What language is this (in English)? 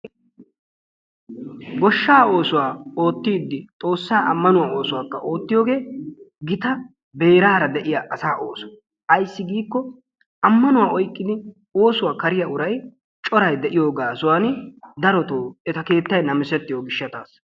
Wolaytta